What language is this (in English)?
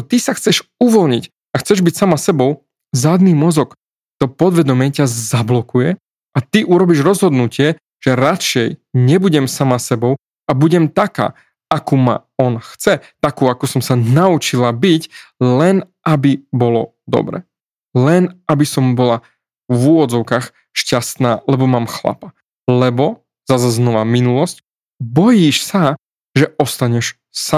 Slovak